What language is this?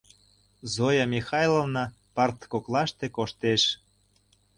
Mari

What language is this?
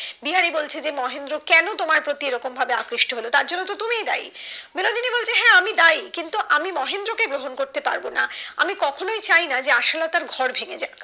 Bangla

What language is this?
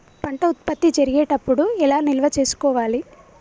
Telugu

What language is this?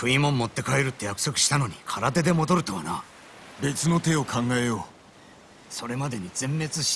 Japanese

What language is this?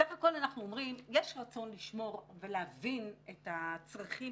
Hebrew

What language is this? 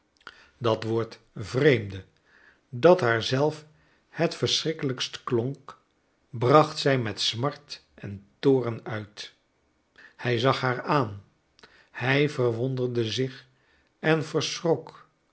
Dutch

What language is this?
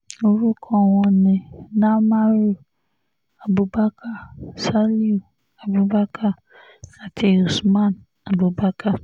Yoruba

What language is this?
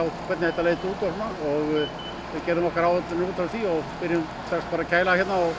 Icelandic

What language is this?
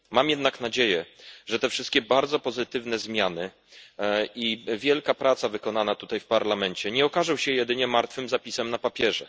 Polish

